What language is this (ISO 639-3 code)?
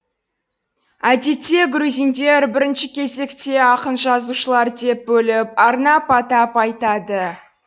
kaz